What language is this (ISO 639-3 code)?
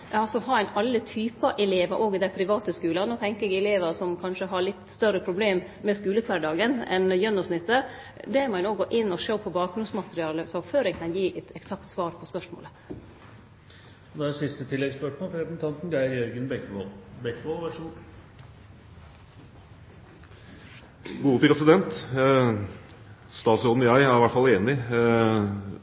nor